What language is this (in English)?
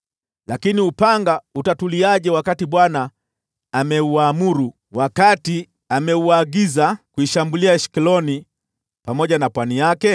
Swahili